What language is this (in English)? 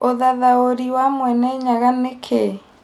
Kikuyu